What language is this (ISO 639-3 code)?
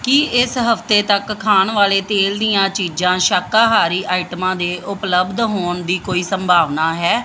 pan